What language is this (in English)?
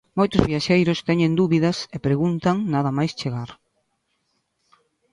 Galician